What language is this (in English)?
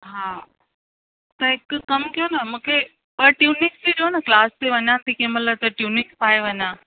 Sindhi